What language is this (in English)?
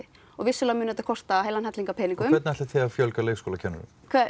Icelandic